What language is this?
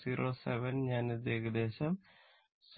Malayalam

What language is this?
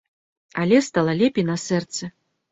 Belarusian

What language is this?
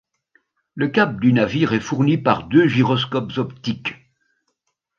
French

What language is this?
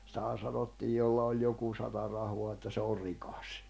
Finnish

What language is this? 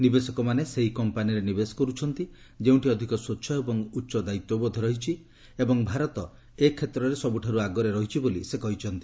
Odia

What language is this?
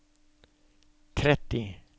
Norwegian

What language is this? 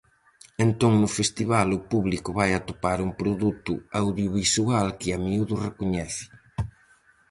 Galician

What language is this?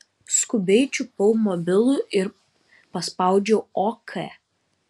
Lithuanian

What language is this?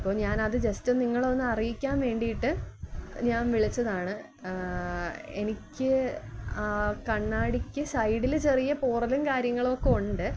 Malayalam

